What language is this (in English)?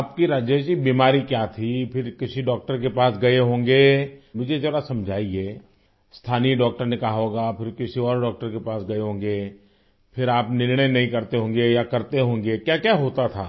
Urdu